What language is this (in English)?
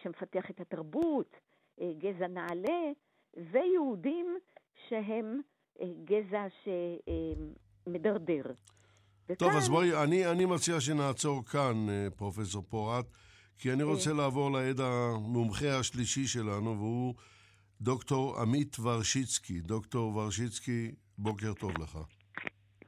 Hebrew